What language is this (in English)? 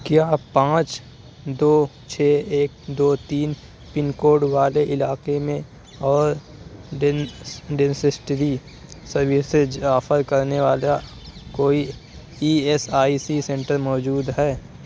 Urdu